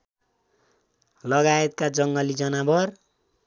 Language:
Nepali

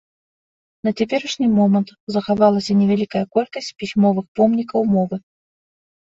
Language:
Belarusian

